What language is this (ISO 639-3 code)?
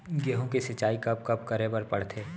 hne